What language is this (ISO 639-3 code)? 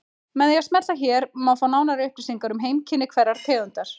isl